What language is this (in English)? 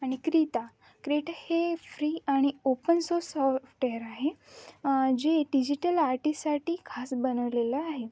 Marathi